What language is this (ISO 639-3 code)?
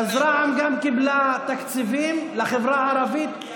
heb